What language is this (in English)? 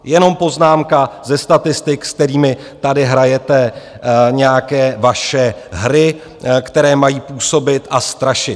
Czech